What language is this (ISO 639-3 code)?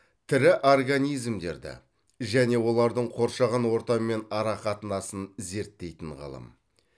kaz